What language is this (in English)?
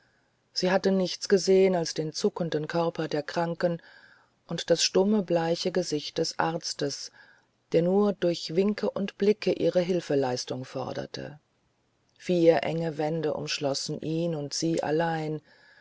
German